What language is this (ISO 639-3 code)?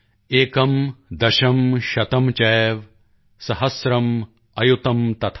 pan